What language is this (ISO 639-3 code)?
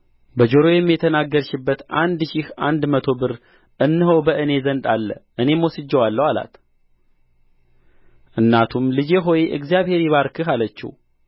amh